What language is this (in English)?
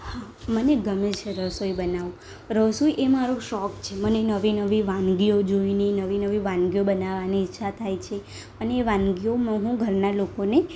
Gujarati